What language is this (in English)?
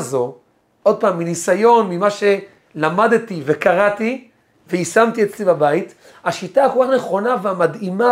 Hebrew